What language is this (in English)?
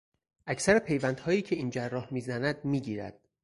Persian